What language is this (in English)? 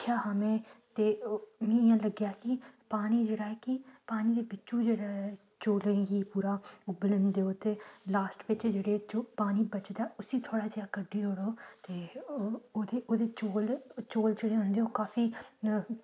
Dogri